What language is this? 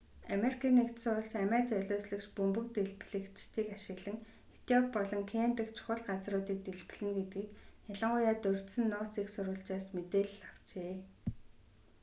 Mongolian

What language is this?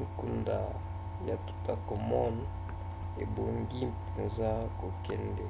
Lingala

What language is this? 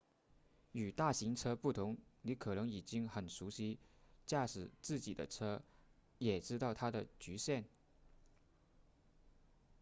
Chinese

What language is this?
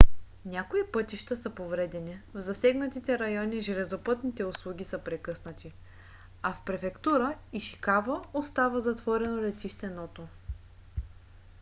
Bulgarian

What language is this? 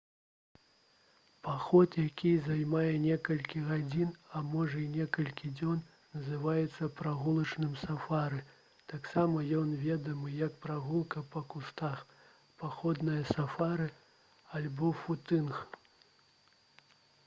Belarusian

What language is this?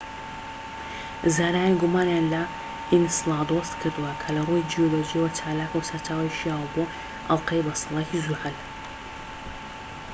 Central Kurdish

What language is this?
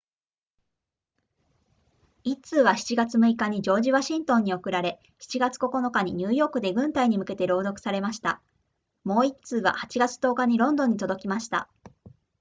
Japanese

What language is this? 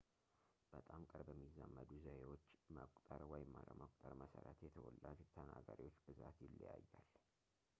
Amharic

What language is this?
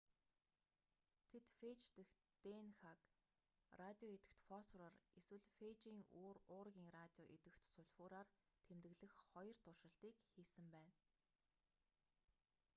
Mongolian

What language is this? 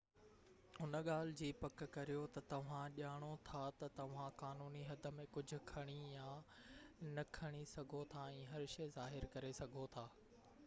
Sindhi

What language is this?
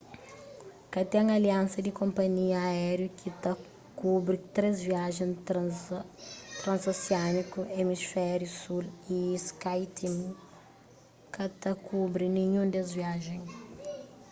Kabuverdianu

